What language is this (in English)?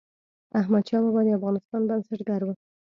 Pashto